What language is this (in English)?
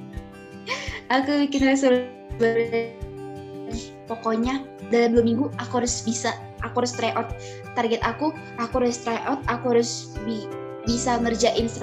Indonesian